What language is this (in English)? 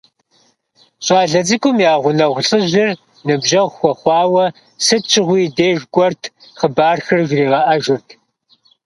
Kabardian